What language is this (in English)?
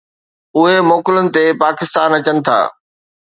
Sindhi